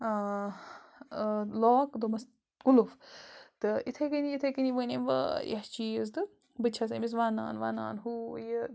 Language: Kashmiri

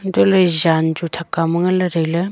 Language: Wancho Naga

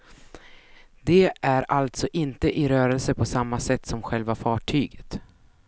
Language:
Swedish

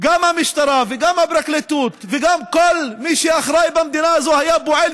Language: Hebrew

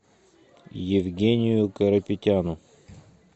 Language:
Russian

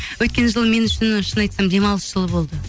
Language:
Kazakh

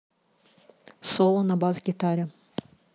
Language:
Russian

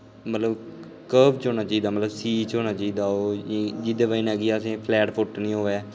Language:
Dogri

